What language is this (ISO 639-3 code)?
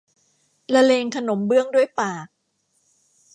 tha